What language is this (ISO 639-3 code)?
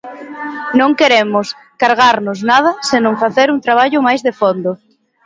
glg